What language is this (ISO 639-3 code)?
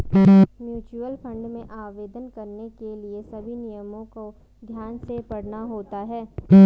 hin